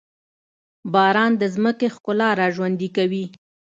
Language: Pashto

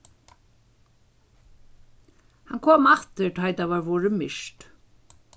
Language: Faroese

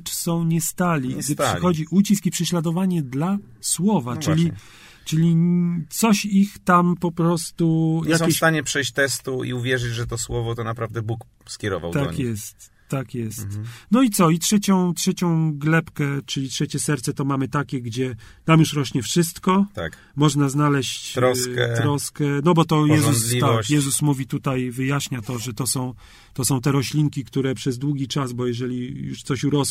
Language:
Polish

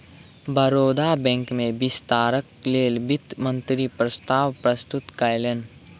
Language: Maithili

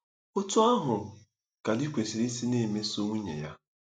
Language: Igbo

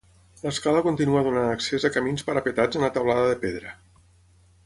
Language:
Catalan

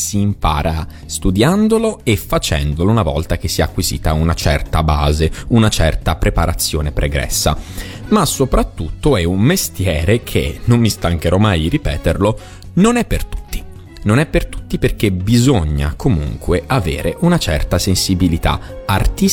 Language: Italian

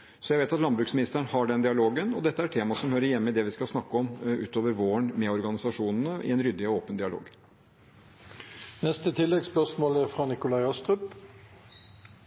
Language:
Norwegian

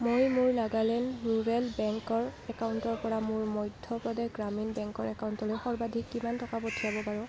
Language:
Assamese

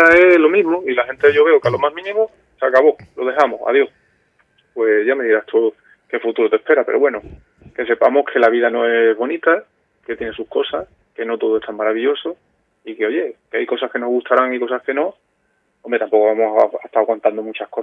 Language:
Spanish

